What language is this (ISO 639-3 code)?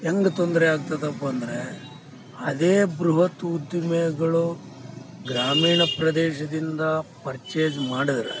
kan